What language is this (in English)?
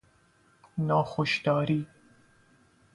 Persian